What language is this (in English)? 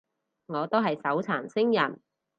Cantonese